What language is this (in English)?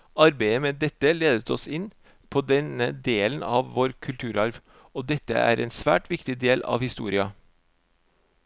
Norwegian